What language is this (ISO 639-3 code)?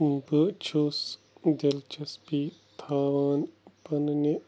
kas